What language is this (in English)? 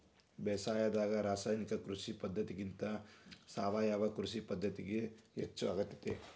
Kannada